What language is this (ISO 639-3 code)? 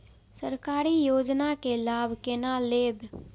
mai